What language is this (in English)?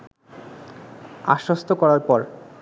Bangla